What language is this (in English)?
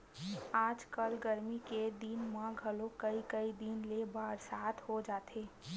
Chhattisgarhi